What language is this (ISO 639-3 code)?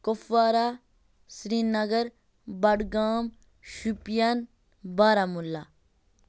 kas